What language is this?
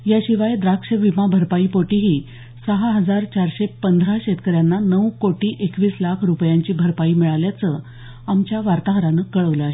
Marathi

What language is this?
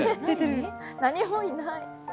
Japanese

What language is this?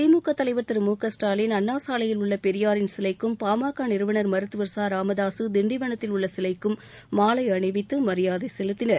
Tamil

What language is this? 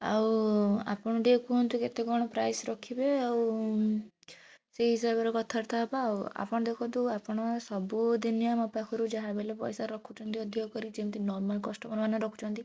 Odia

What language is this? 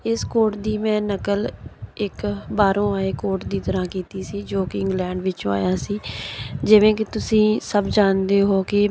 Punjabi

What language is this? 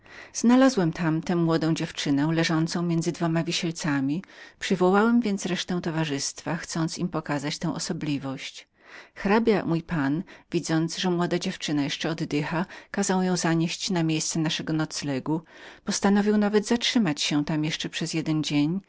Polish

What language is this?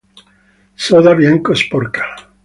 Italian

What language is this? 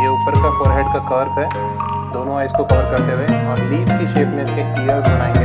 Hindi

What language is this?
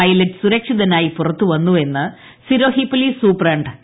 Malayalam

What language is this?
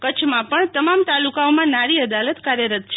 Gujarati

